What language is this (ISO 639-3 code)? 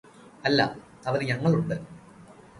mal